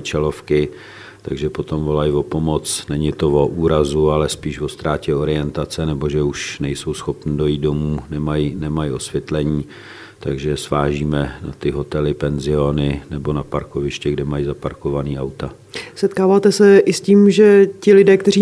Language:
Czech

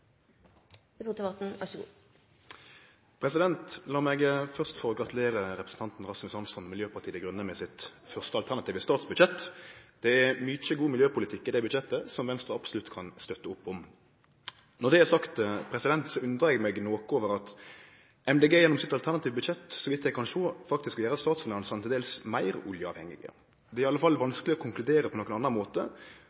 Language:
Norwegian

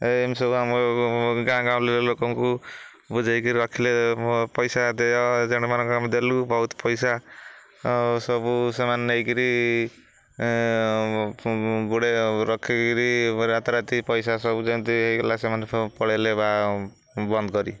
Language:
Odia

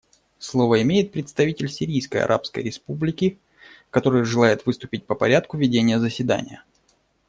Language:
Russian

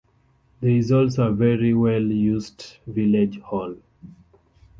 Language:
English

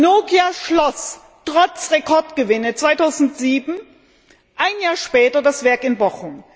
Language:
German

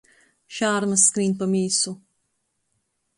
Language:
Latgalian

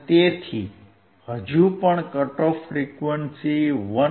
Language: Gujarati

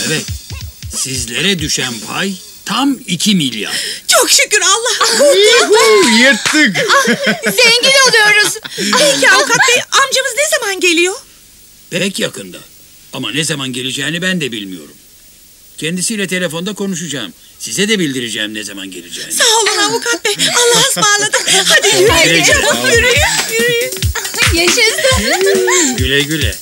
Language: Turkish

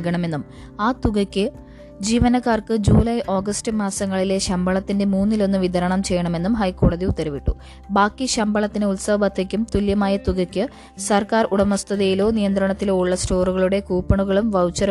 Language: Malayalam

